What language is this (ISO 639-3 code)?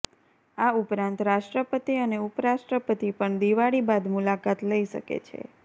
guj